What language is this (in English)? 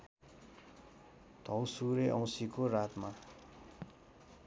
Nepali